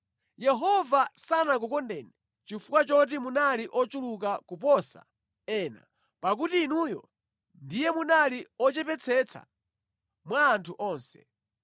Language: Nyanja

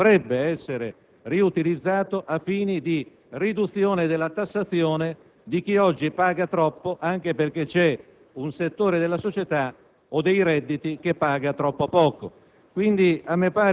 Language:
Italian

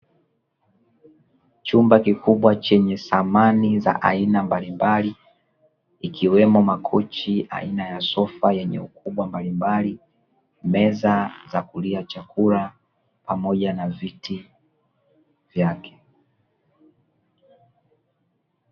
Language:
Swahili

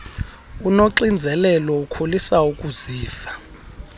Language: Xhosa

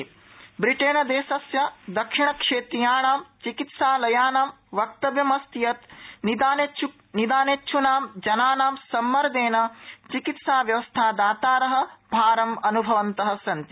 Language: Sanskrit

